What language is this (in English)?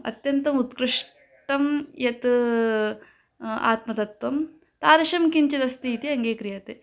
Sanskrit